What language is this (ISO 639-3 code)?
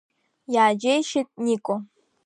abk